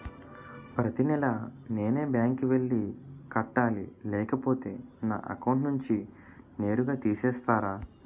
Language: Telugu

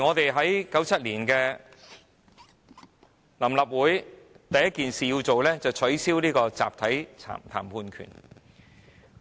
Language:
Cantonese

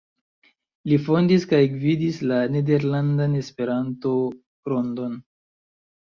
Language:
Esperanto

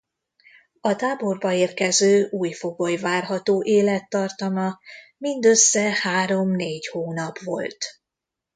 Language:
Hungarian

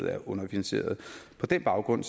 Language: Danish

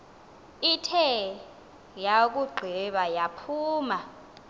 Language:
Xhosa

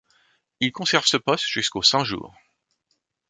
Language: French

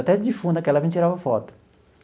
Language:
Portuguese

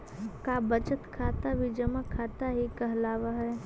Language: Magahi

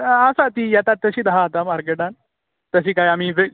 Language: Konkani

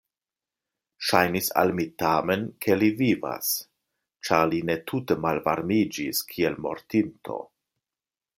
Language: Esperanto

